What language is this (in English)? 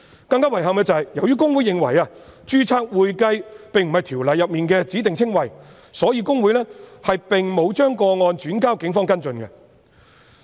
Cantonese